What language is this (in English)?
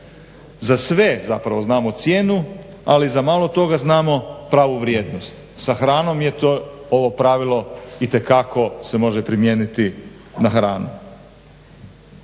Croatian